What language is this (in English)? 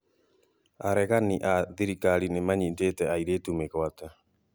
Kikuyu